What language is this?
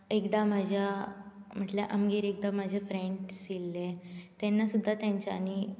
Konkani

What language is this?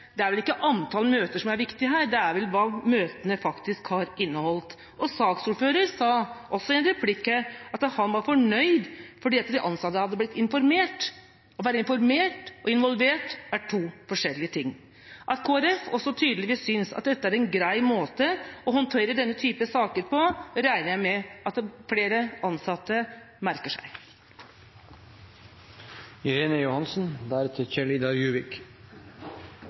Norwegian Bokmål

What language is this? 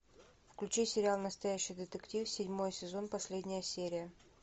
Russian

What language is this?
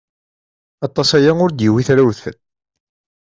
Kabyle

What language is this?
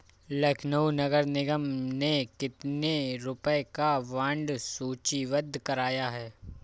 Hindi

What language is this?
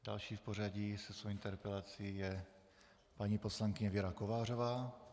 Czech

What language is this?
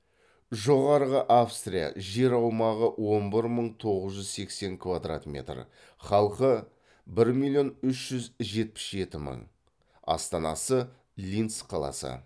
Kazakh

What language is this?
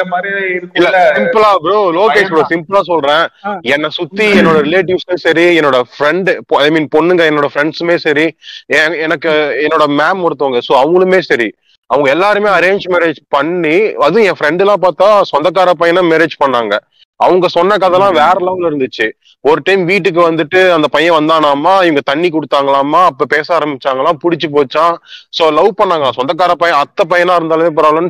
Tamil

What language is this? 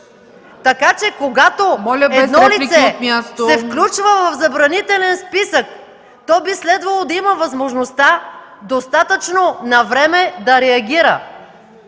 Bulgarian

